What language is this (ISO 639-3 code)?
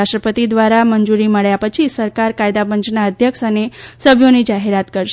guj